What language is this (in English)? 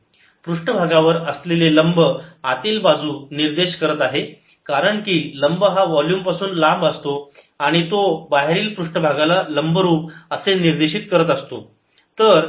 Marathi